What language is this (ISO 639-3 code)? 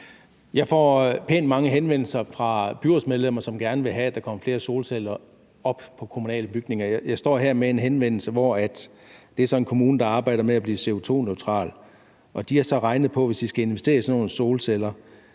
dan